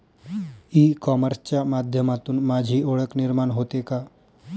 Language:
Marathi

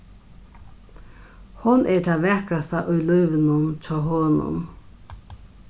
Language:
Faroese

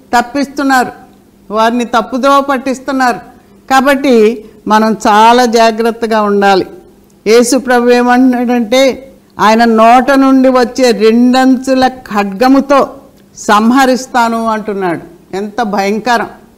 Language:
Telugu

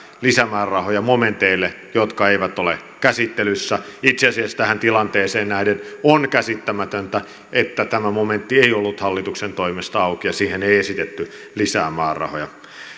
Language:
Finnish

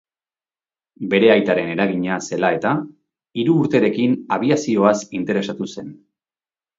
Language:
Basque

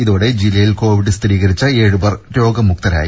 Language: Malayalam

